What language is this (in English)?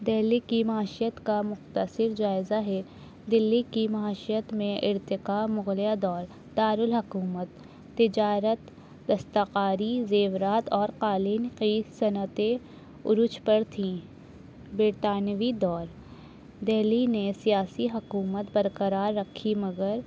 Urdu